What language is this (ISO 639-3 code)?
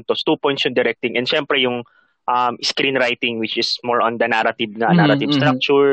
fil